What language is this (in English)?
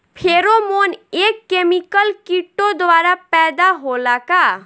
Bhojpuri